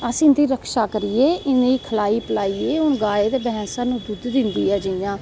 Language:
Dogri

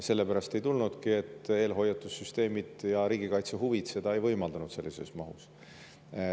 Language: Estonian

